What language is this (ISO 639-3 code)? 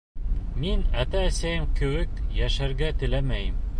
bak